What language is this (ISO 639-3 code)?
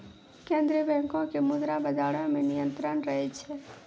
mai